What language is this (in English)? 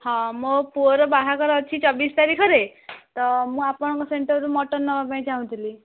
Odia